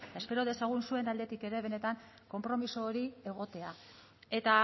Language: Basque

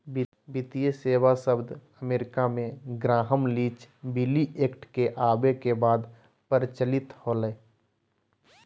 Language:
Magahi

